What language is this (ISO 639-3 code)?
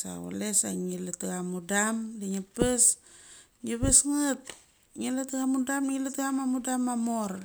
gcc